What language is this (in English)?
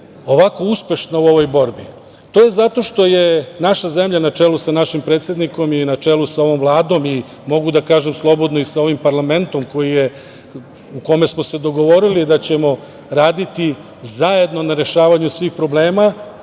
Serbian